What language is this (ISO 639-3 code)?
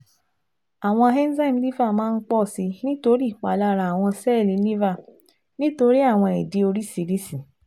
yor